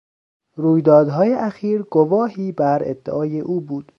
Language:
Persian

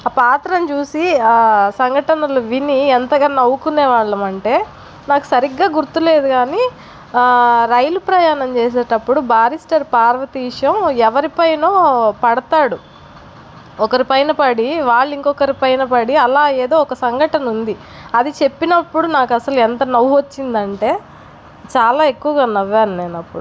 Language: Telugu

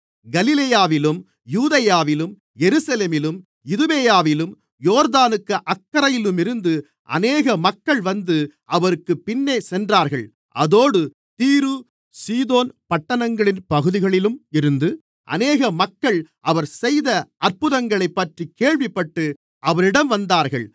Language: Tamil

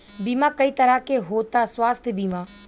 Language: Bhojpuri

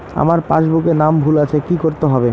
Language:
Bangla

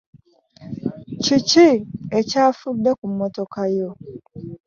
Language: Ganda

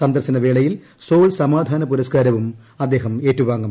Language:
Malayalam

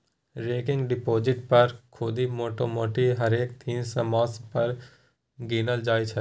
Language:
Maithili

